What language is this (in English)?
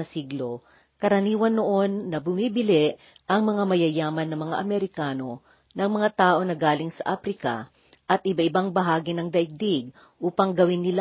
Filipino